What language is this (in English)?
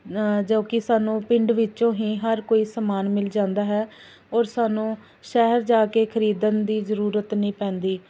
Punjabi